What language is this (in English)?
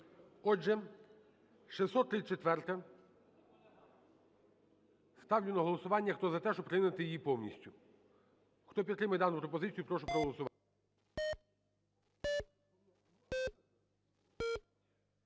Ukrainian